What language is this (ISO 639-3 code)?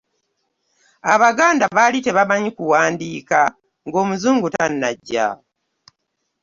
lug